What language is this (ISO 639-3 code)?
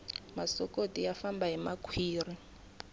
tso